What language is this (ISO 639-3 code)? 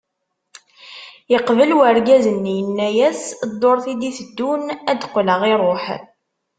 kab